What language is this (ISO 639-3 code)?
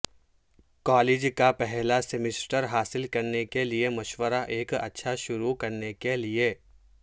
urd